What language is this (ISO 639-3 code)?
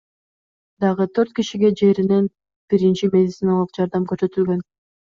kir